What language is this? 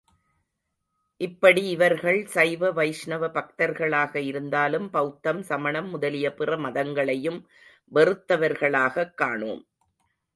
Tamil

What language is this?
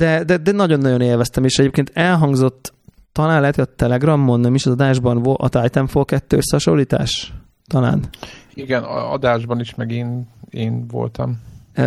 Hungarian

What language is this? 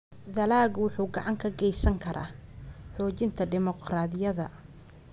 Somali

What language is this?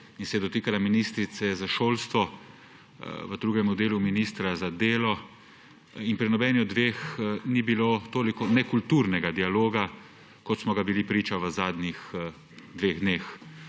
Slovenian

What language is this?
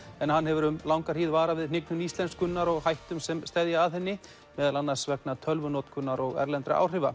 Icelandic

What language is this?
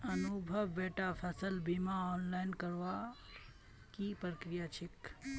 Magahi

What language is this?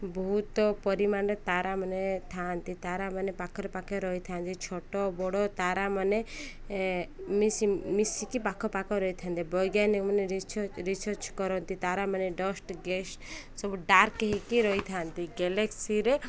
Odia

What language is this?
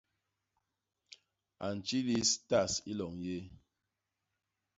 Basaa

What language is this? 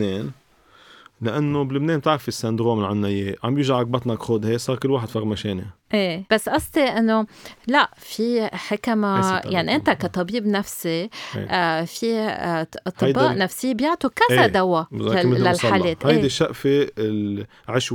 Arabic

